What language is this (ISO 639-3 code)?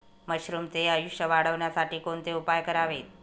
mar